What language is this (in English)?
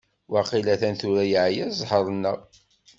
Kabyle